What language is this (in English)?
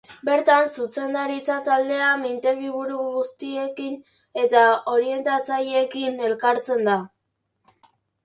Basque